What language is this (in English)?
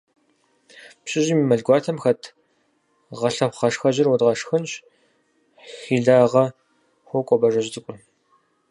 Kabardian